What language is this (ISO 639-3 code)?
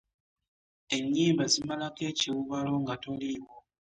lug